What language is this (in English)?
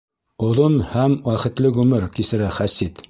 Bashkir